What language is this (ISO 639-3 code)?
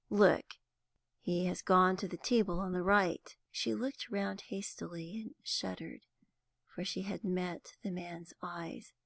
eng